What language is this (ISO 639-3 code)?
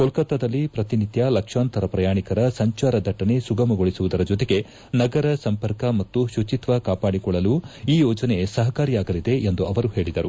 kan